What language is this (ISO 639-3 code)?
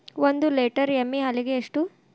kan